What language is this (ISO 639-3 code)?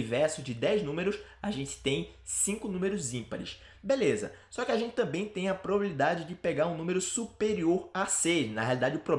por